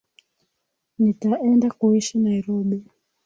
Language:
Swahili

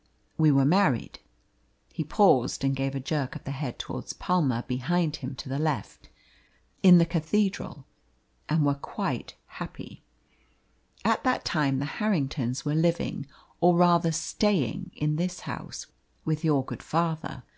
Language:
English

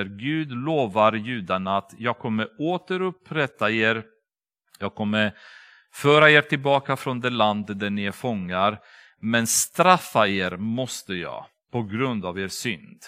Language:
Swedish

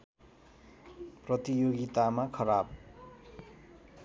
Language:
Nepali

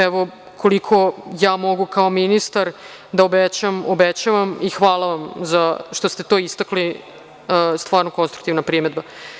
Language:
Serbian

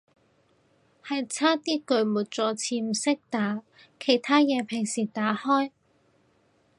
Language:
Cantonese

